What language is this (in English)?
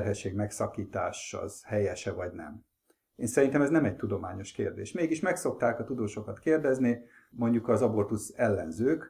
Hungarian